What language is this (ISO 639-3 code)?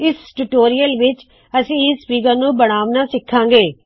pan